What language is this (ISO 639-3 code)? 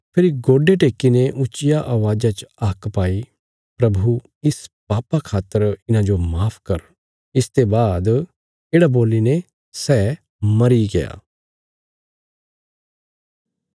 kfs